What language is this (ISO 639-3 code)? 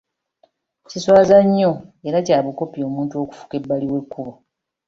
lug